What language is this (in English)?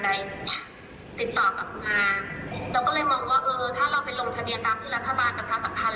Thai